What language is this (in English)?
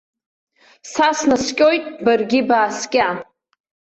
Abkhazian